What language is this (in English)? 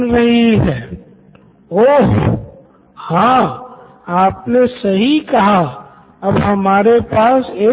Hindi